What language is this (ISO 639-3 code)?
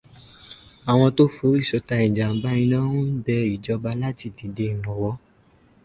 yor